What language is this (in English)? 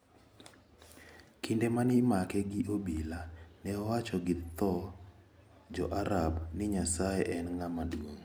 Luo (Kenya and Tanzania)